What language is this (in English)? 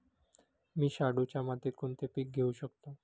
Marathi